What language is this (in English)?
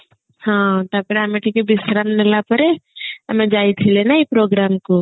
Odia